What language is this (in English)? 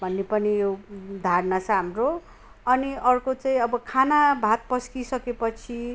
Nepali